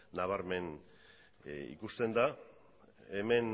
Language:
Basque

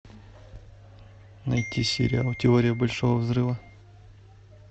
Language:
Russian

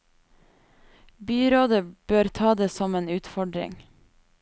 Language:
Norwegian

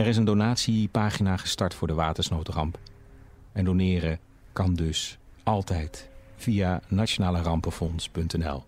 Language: Dutch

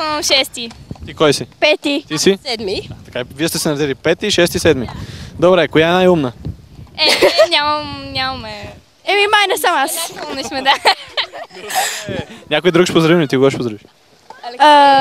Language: Bulgarian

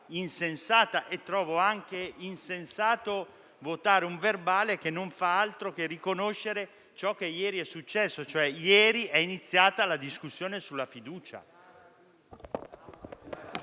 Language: Italian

